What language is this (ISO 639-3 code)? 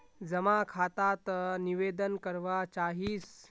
mag